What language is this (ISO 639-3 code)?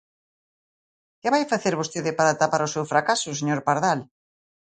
glg